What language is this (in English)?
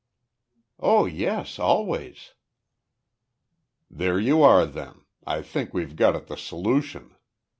English